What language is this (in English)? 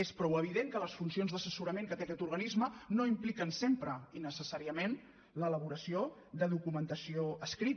Catalan